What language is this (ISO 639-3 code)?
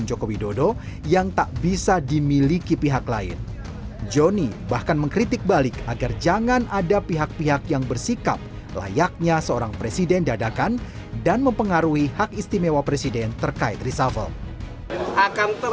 ind